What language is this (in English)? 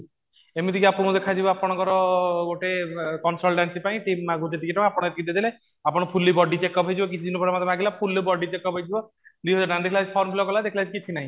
Odia